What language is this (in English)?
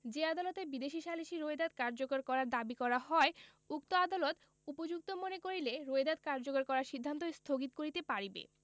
Bangla